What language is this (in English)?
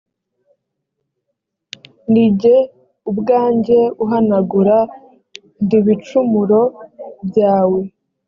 Kinyarwanda